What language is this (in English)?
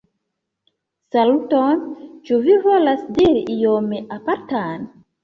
Esperanto